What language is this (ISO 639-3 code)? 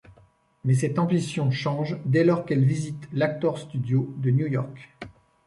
fra